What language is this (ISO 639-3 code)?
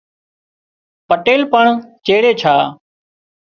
kxp